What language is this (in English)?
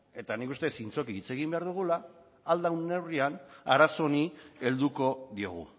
Basque